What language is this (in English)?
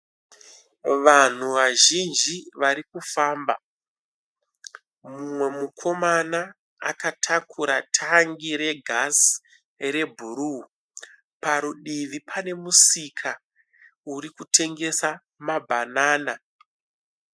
Shona